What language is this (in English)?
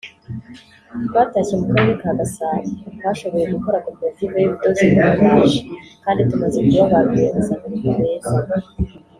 Kinyarwanda